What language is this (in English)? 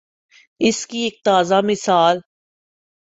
Urdu